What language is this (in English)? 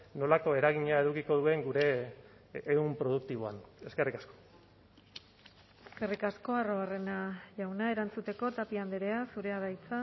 Basque